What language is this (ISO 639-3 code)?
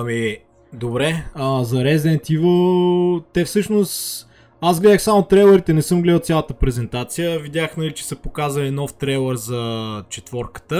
bul